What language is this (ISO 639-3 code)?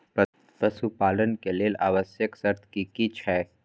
mai